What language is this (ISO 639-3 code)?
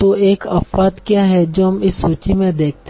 hin